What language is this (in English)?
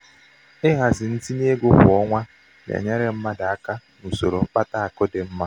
Igbo